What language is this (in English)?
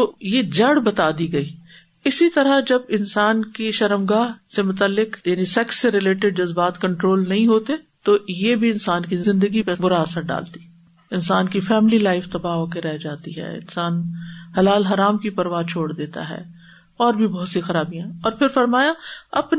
Urdu